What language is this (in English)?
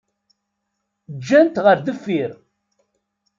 Kabyle